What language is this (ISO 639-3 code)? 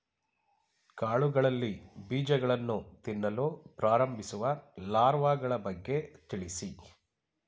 kan